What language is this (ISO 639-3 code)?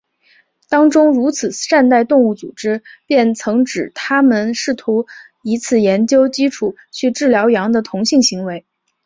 zho